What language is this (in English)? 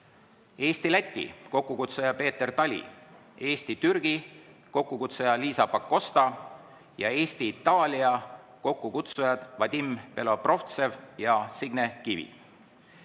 Estonian